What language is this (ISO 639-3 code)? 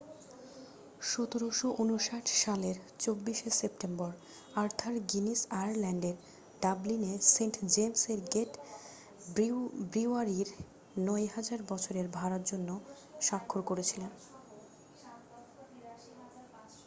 ben